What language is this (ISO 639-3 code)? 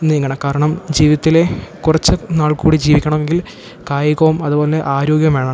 mal